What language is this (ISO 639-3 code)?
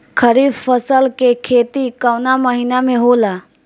bho